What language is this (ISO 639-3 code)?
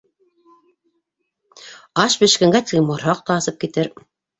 bak